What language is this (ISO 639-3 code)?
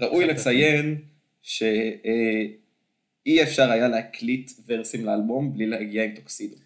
heb